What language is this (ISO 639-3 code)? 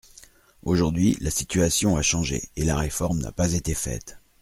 fra